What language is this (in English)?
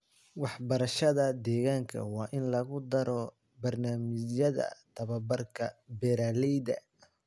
Somali